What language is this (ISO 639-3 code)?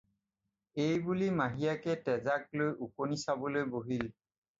asm